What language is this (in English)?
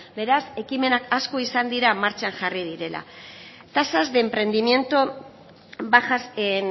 Basque